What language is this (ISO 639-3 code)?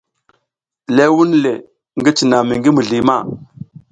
giz